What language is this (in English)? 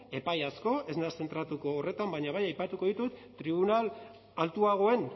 Basque